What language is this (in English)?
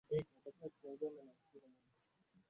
Swahili